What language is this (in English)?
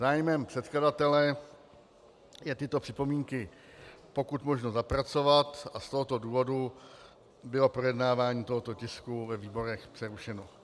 Czech